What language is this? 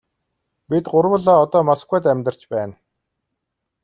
Mongolian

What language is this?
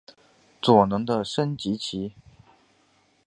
Chinese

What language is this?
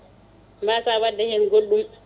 Fula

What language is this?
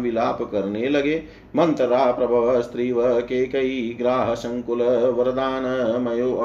Hindi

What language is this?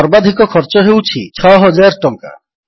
Odia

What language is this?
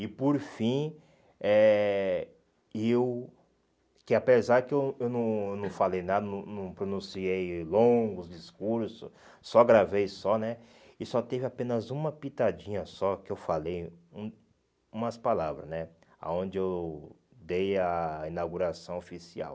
Portuguese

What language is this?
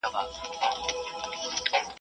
Pashto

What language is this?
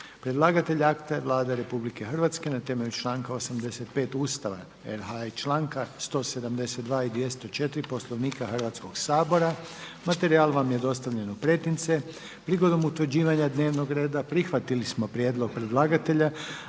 Croatian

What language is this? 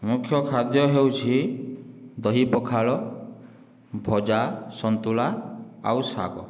Odia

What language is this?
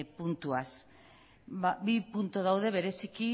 Basque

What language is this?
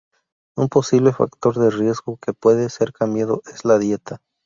Spanish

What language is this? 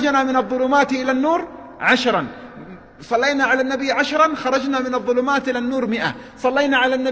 Arabic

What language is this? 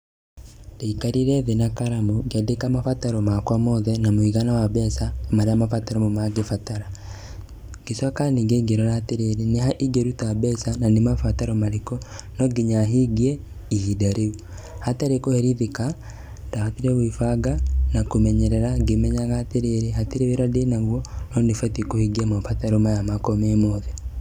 Kikuyu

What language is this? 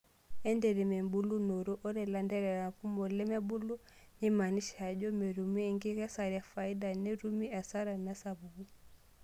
Masai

